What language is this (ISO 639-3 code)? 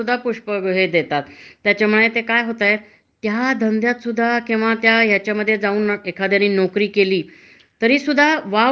mar